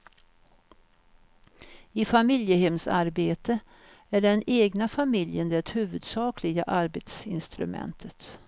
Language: Swedish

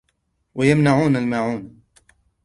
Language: Arabic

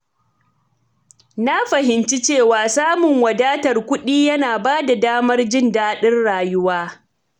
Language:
Hausa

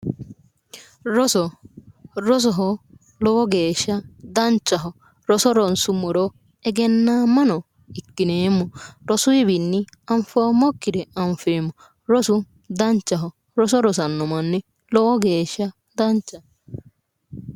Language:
Sidamo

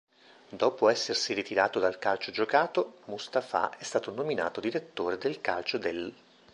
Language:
Italian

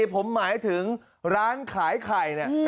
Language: Thai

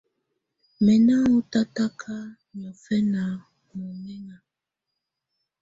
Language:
Tunen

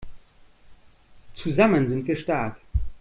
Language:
German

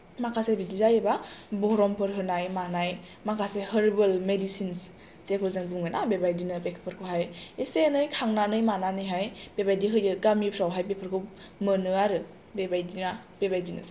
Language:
Bodo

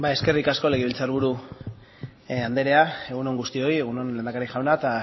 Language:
Basque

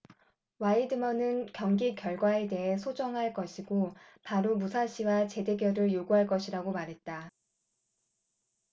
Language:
Korean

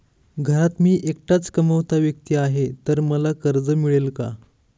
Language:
Marathi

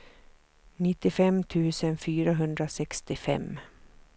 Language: Swedish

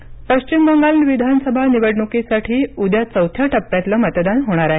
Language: Marathi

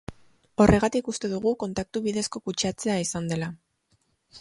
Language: Basque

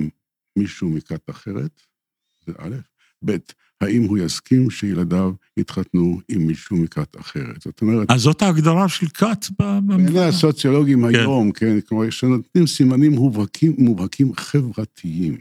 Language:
Hebrew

